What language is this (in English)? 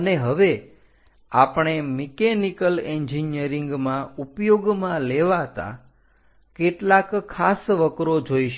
Gujarati